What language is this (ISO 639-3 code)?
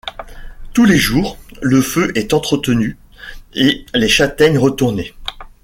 fra